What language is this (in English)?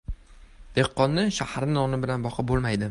Uzbek